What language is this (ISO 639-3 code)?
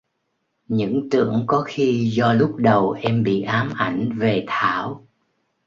vie